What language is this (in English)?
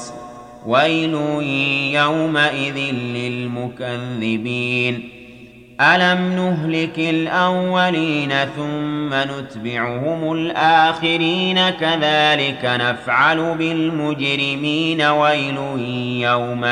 Arabic